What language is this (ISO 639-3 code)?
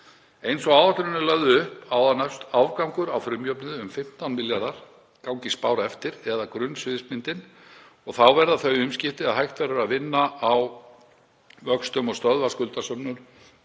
isl